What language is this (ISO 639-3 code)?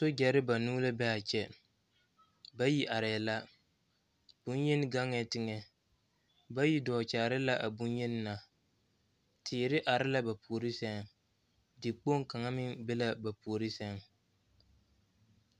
dga